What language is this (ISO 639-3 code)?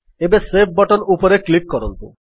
ori